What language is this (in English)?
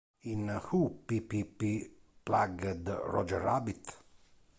Italian